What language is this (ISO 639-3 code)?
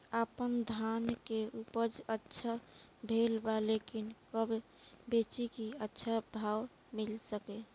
bho